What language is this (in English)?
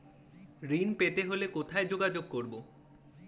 Bangla